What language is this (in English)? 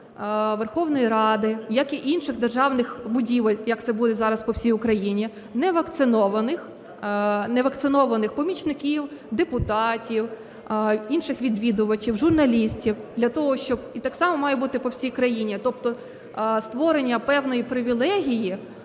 Ukrainian